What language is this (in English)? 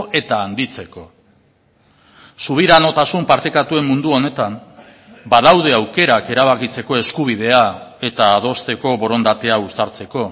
Basque